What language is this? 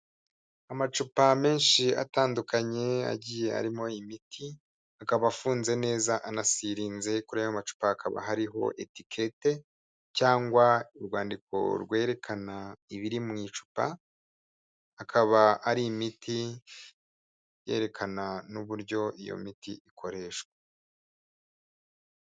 Kinyarwanda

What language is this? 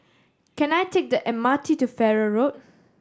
English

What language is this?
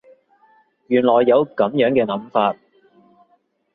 Cantonese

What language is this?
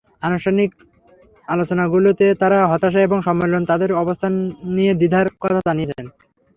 Bangla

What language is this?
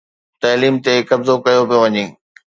Sindhi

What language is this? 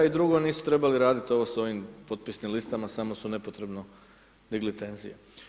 Croatian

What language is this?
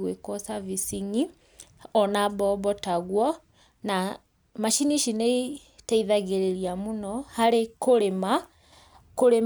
Kikuyu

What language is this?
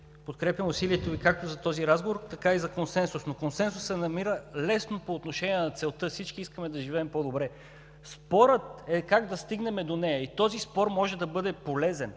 Bulgarian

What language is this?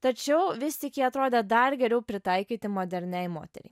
Lithuanian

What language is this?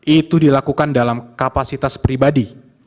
Indonesian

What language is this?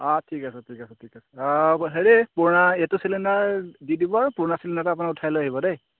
Assamese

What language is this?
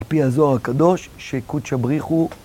Hebrew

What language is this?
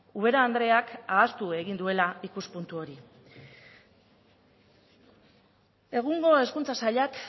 Basque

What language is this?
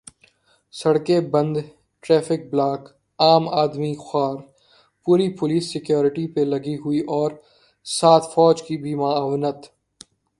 Urdu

